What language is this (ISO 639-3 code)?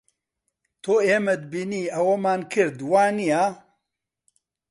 ckb